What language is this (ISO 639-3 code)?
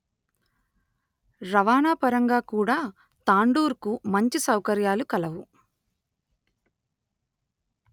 tel